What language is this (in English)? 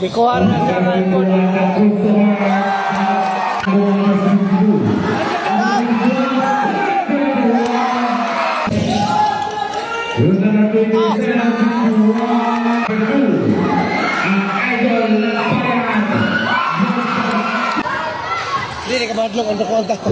Arabic